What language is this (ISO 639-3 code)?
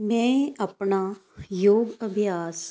pan